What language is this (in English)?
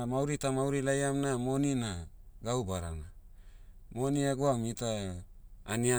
Motu